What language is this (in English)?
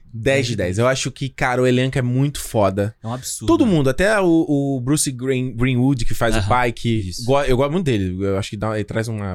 Portuguese